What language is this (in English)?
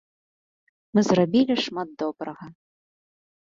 Belarusian